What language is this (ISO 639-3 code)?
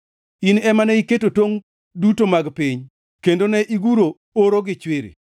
luo